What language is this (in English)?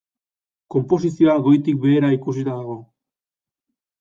Basque